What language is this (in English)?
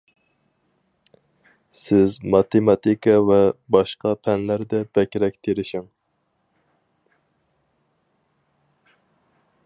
Uyghur